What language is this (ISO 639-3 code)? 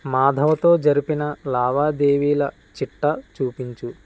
tel